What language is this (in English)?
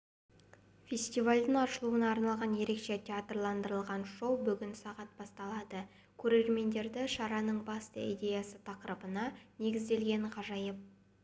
Kazakh